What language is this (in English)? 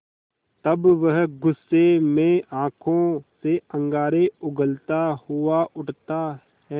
Hindi